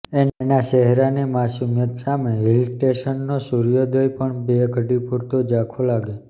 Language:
Gujarati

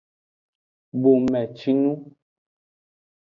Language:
Aja (Benin)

